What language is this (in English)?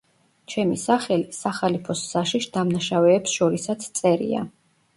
Georgian